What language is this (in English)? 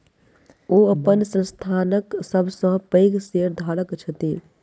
Maithili